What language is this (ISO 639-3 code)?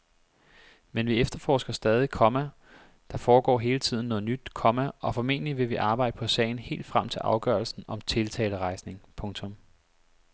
dan